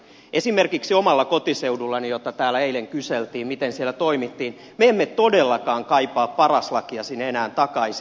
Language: Finnish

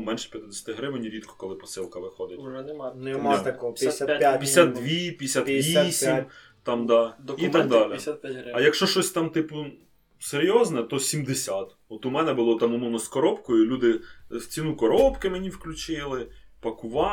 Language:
Ukrainian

